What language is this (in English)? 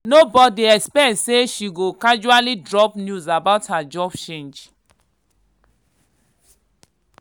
Nigerian Pidgin